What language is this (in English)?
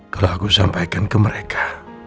Indonesian